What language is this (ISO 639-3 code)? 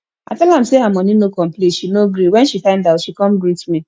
pcm